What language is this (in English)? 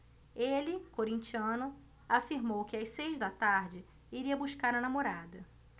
Portuguese